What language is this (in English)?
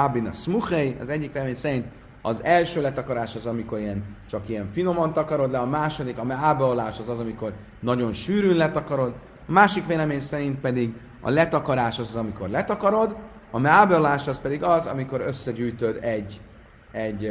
Hungarian